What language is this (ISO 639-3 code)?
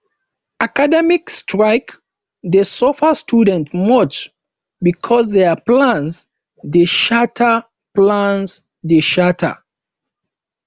pcm